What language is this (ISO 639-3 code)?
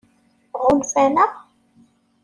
kab